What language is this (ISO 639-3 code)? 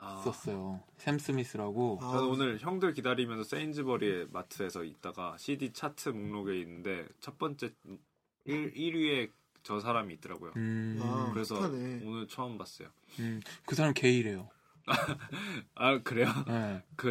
kor